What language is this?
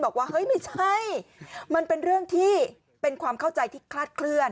Thai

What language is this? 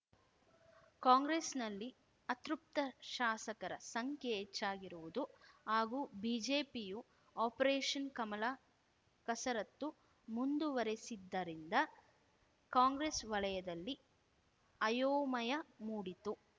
Kannada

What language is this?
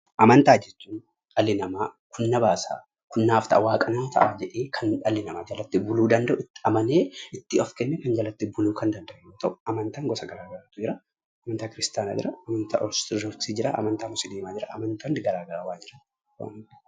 Oromo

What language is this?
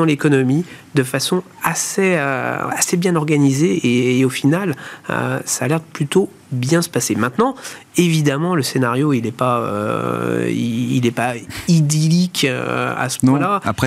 French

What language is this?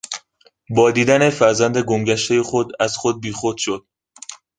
Persian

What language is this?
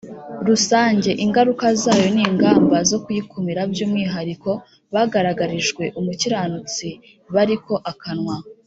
Kinyarwanda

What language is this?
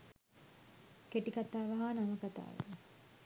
Sinhala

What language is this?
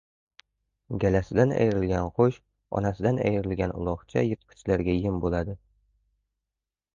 Uzbek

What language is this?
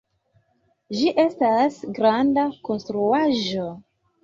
Esperanto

